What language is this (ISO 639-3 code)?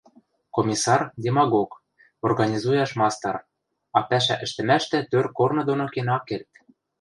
mrj